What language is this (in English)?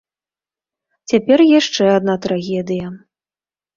Belarusian